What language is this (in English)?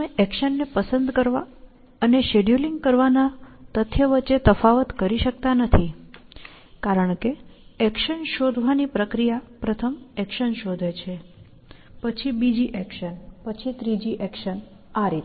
Gujarati